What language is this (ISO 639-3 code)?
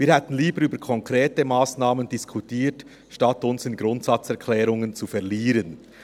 gsw